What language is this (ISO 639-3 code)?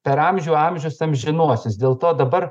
lit